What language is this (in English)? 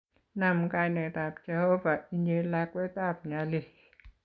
Kalenjin